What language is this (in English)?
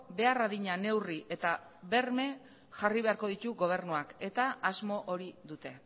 Basque